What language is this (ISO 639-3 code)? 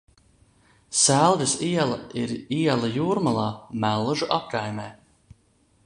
lav